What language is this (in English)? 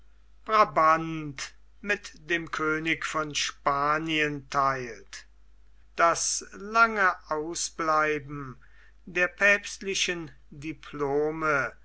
German